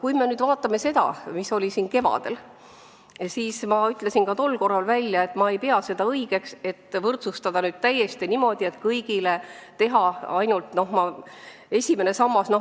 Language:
Estonian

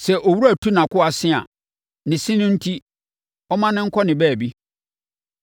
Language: Akan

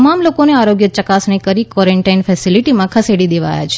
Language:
Gujarati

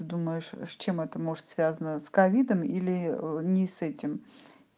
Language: Russian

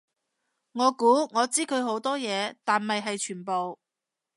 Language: Cantonese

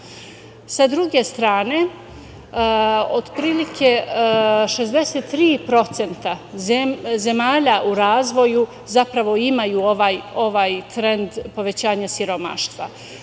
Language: Serbian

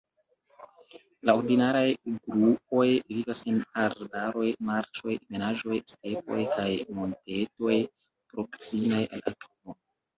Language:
Esperanto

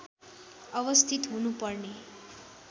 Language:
Nepali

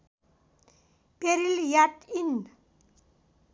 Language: Nepali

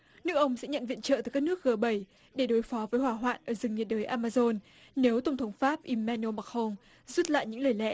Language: Vietnamese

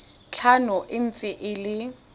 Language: Tswana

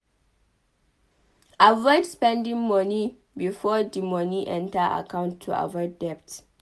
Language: Nigerian Pidgin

